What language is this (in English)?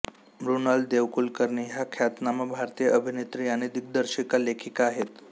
Marathi